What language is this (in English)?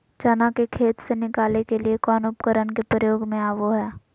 Magahi